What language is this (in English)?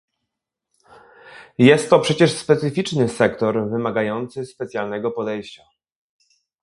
Polish